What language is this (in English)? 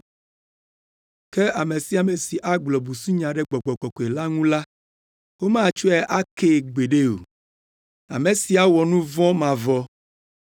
Ewe